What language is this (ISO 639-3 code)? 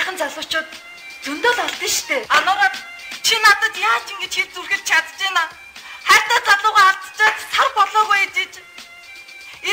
tur